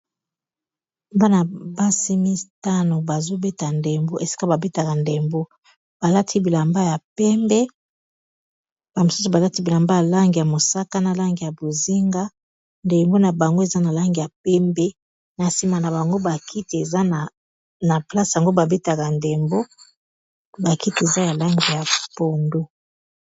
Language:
Lingala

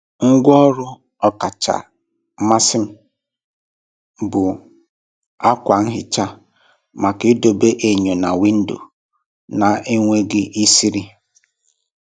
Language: Igbo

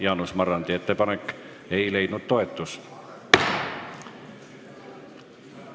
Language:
Estonian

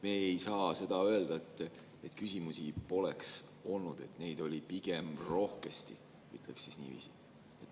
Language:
Estonian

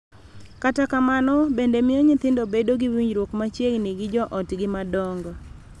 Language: Luo (Kenya and Tanzania)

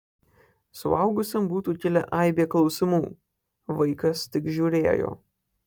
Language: Lithuanian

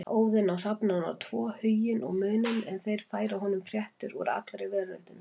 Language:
Icelandic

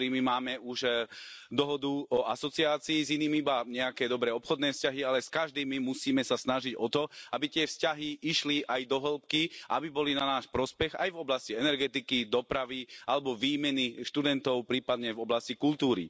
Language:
Slovak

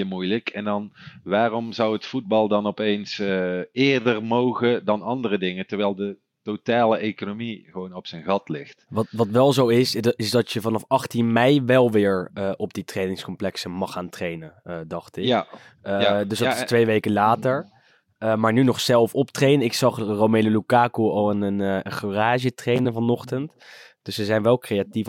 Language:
Dutch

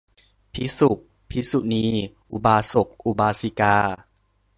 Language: Thai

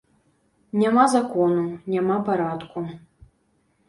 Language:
Belarusian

